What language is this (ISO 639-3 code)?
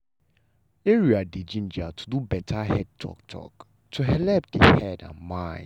pcm